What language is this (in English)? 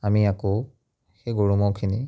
Assamese